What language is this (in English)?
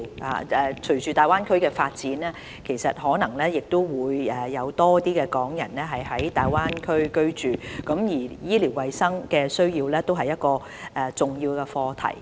Cantonese